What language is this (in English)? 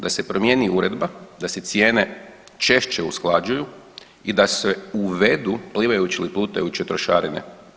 Croatian